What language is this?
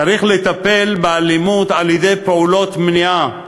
Hebrew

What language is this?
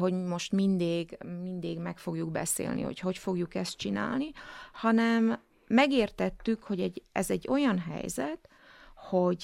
Hungarian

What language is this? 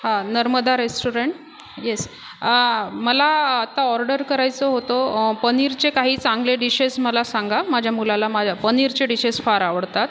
Marathi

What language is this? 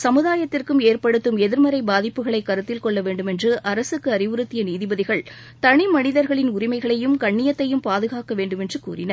Tamil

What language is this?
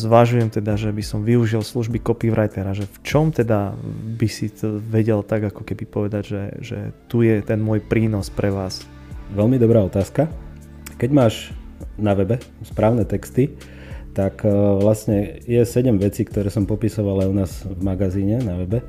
Slovak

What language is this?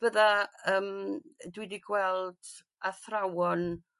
Welsh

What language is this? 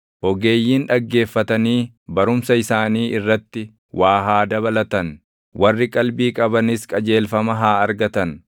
Oromo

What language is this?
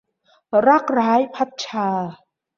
Thai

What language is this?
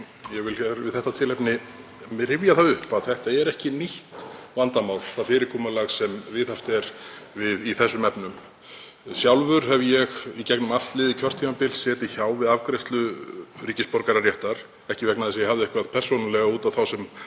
Icelandic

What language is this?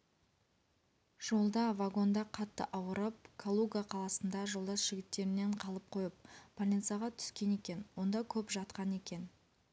Kazakh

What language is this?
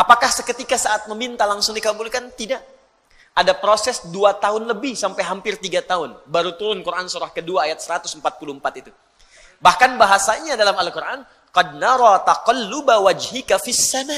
Indonesian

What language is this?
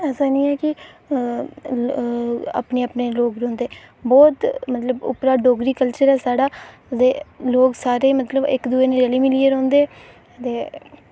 Dogri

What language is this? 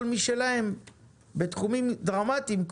Hebrew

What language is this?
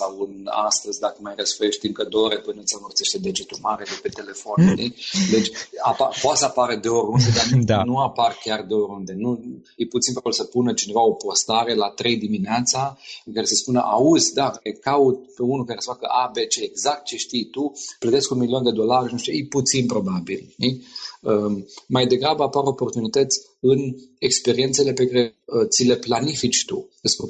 Romanian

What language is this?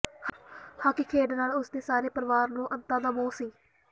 Punjabi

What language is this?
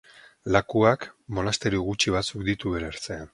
Basque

